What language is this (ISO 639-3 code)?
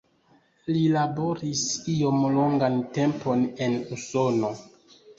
epo